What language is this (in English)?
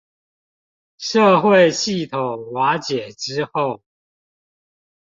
Chinese